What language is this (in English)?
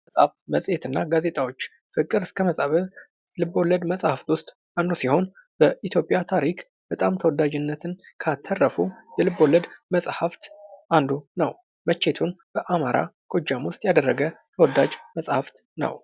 Amharic